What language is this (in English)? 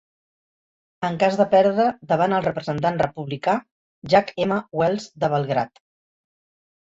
Catalan